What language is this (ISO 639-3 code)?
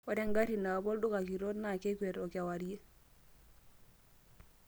mas